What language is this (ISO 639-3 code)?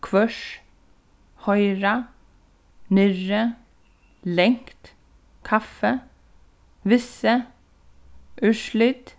fao